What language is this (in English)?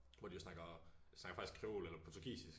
Danish